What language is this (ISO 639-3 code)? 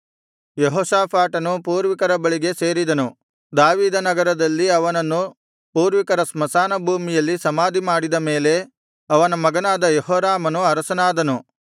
kan